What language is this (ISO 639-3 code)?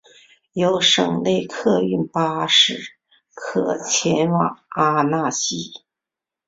zho